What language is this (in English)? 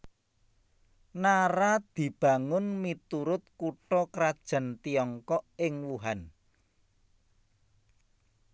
Javanese